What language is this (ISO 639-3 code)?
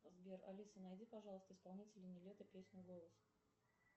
rus